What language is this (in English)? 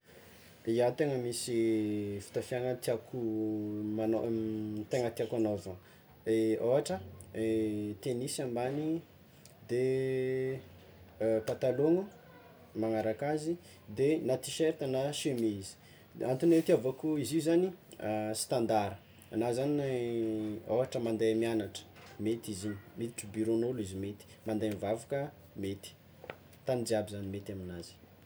Tsimihety Malagasy